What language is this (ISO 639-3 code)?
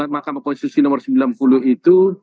ind